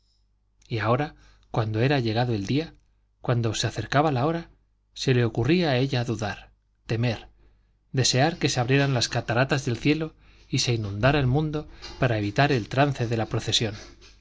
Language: Spanish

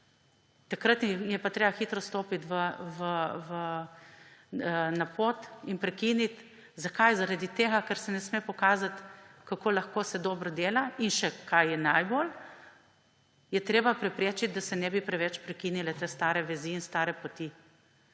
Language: Slovenian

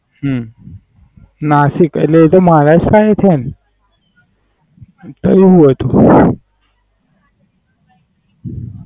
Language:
Gujarati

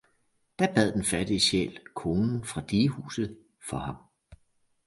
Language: Danish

